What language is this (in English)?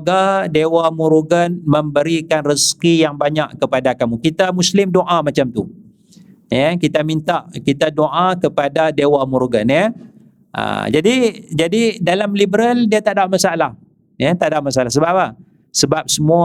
Malay